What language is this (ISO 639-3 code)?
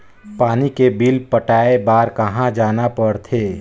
hne